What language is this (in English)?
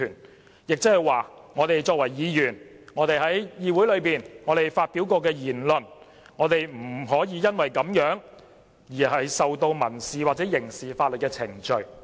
Cantonese